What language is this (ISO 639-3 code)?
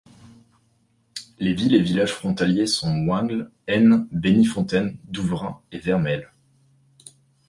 fra